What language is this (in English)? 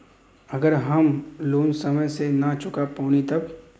Bhojpuri